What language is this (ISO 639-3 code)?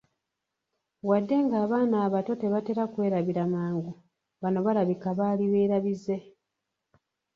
lug